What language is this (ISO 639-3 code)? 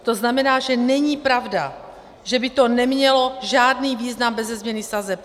ces